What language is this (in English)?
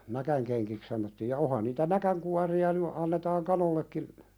Finnish